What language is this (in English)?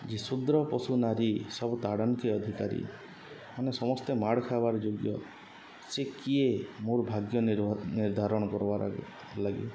Odia